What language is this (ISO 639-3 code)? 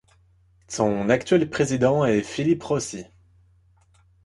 fra